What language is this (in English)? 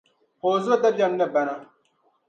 Dagbani